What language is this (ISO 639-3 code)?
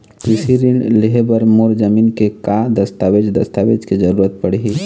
hne